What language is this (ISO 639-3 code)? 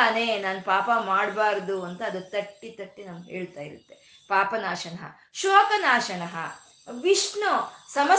kan